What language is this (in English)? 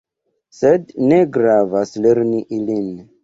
Esperanto